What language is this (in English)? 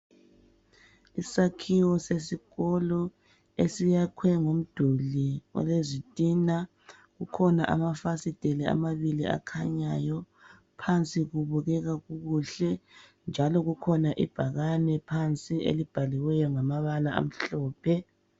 North Ndebele